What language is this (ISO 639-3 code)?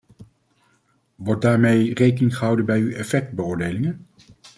nld